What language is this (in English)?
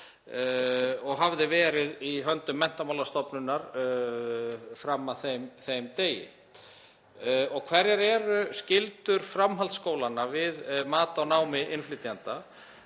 Icelandic